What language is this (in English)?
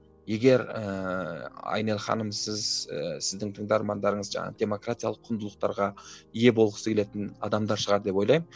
Kazakh